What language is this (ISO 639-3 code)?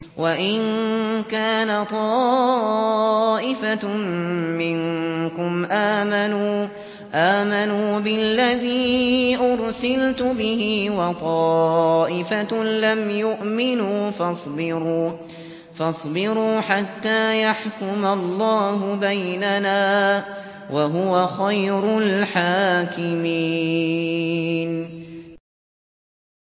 ara